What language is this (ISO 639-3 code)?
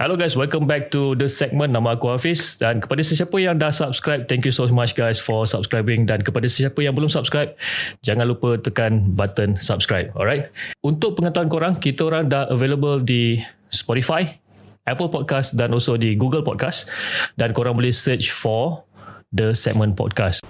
msa